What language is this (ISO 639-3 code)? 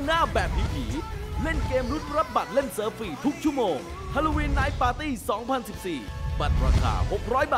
tha